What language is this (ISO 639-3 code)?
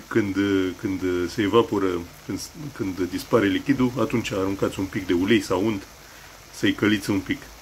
ron